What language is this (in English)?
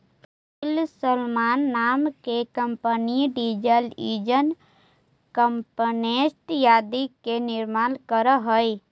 Magahi